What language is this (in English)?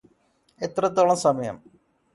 Malayalam